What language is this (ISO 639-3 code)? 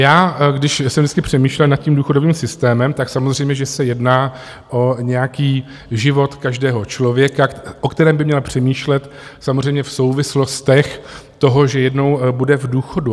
ces